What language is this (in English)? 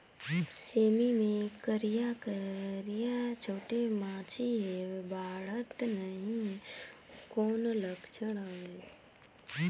Chhattisgarhi